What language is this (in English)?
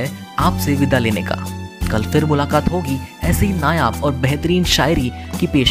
Hindi